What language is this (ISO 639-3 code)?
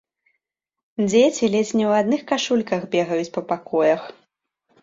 bel